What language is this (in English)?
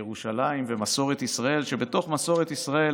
Hebrew